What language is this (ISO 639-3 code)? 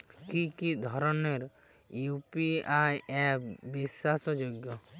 ben